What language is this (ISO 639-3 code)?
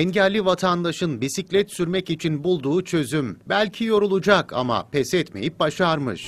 tur